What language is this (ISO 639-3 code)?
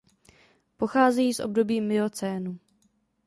ces